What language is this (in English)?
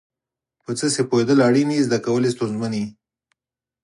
Pashto